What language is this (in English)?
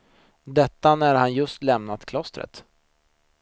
Swedish